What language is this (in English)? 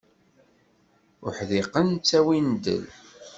Kabyle